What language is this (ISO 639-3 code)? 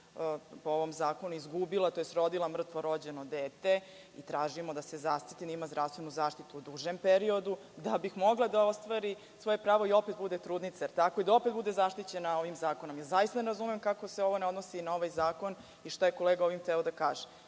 srp